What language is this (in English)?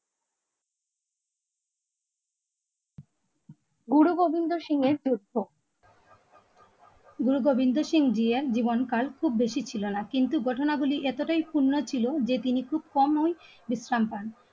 Bangla